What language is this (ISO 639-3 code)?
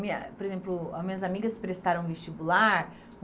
por